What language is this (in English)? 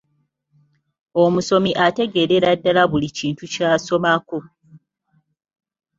Ganda